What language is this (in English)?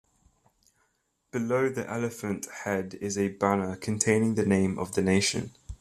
English